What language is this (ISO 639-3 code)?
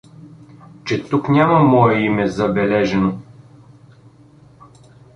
bul